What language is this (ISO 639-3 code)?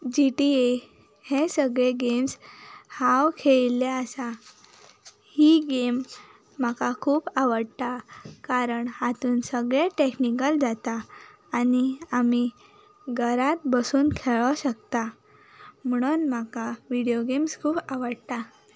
kok